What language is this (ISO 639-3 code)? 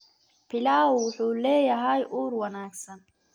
som